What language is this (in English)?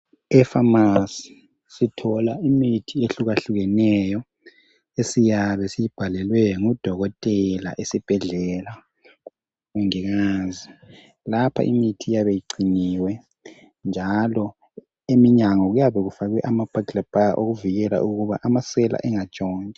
North Ndebele